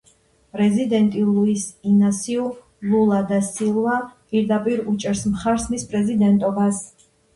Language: Georgian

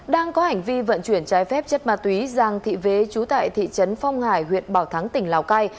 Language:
Vietnamese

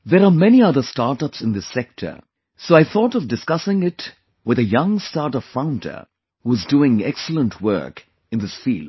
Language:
English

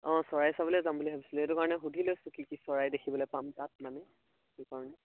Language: Assamese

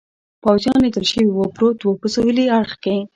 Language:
Pashto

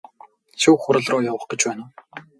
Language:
Mongolian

